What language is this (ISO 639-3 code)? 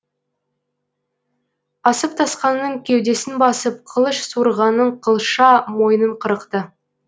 kaz